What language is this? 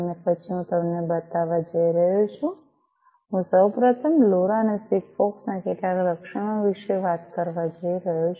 Gujarati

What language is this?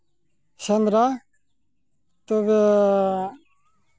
Santali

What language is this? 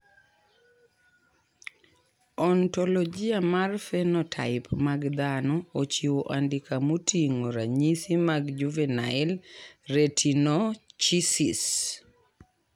Luo (Kenya and Tanzania)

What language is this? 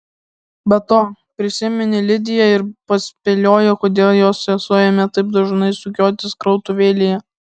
Lithuanian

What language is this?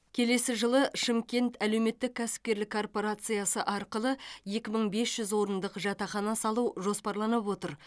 Kazakh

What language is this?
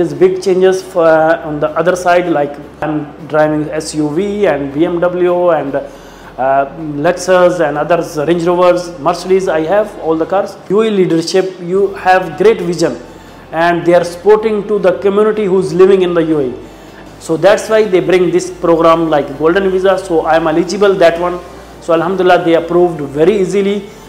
English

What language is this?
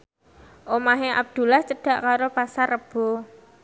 Javanese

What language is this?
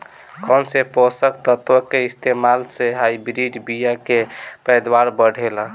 Bhojpuri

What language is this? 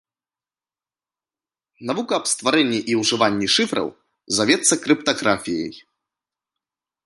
Belarusian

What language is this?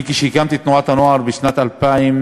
Hebrew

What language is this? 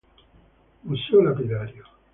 Italian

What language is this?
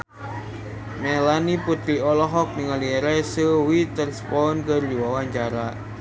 Sundanese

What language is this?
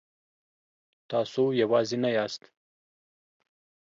Pashto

